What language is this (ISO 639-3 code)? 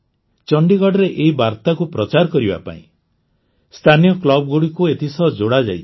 ori